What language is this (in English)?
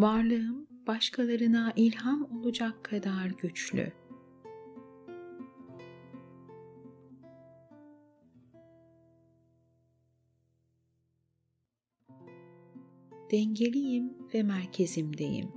Turkish